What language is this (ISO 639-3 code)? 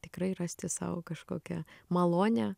lit